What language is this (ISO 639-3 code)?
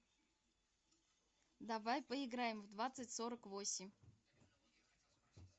rus